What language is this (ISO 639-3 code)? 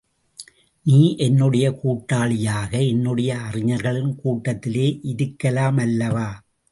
tam